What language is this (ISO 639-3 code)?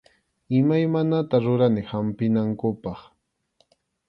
qxu